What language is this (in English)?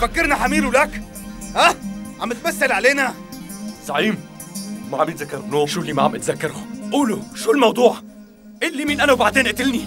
Arabic